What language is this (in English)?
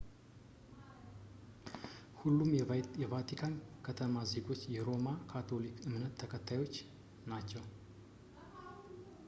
Amharic